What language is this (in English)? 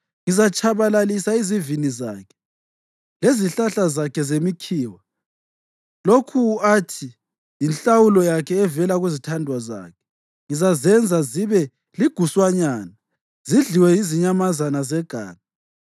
North Ndebele